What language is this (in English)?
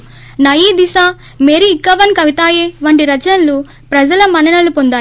Telugu